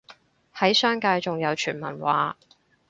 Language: Cantonese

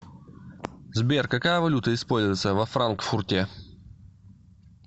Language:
Russian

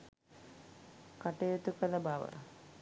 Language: Sinhala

